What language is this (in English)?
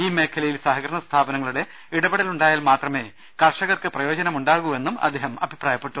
Malayalam